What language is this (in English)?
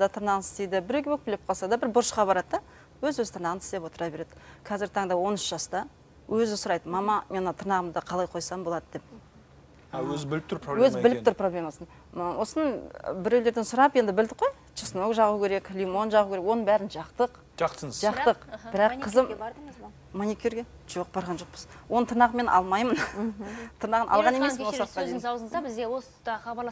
Russian